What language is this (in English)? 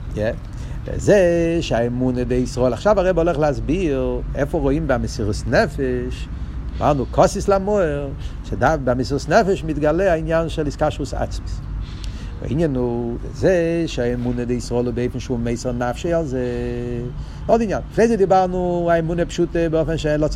Hebrew